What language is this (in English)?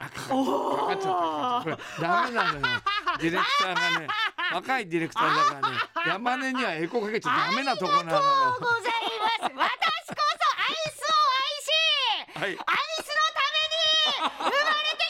Japanese